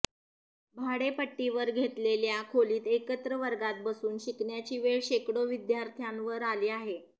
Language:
Marathi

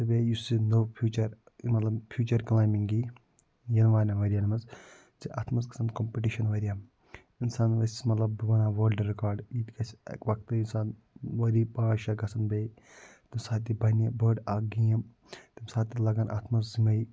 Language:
Kashmiri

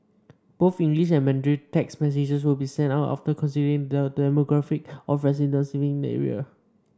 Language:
English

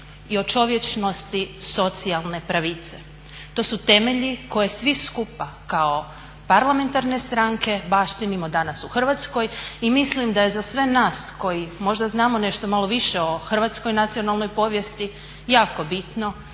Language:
Croatian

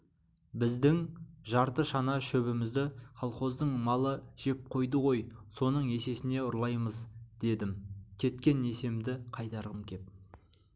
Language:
Kazakh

